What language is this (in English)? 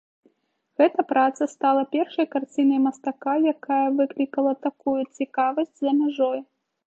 Belarusian